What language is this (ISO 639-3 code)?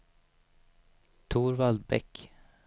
swe